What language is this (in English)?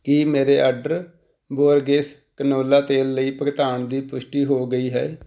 Punjabi